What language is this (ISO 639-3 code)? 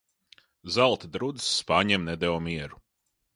lav